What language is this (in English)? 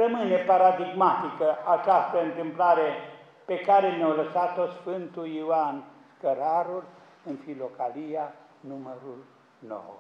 Romanian